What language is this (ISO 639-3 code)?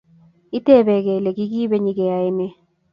kln